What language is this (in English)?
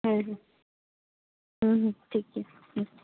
Santali